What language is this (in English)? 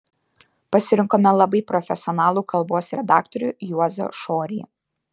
Lithuanian